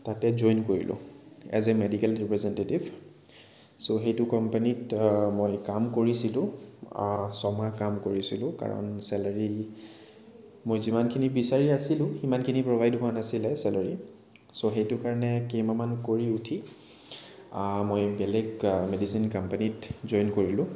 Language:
Assamese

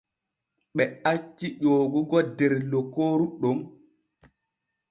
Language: Borgu Fulfulde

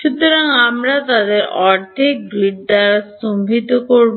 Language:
Bangla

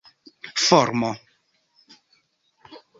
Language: Esperanto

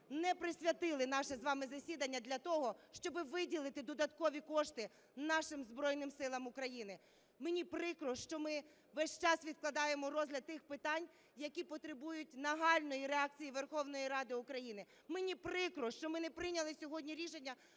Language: Ukrainian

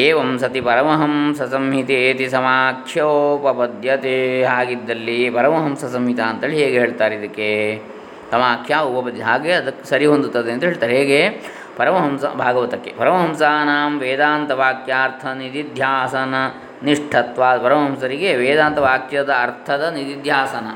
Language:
Kannada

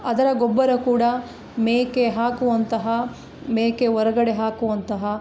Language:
Kannada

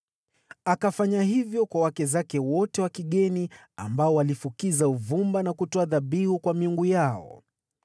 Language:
Swahili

